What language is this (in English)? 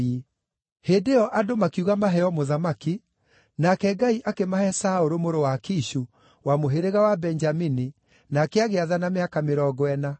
Kikuyu